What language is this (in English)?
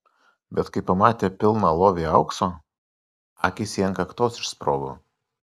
Lithuanian